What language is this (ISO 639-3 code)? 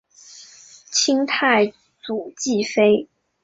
zho